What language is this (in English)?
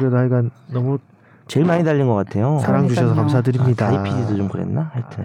Korean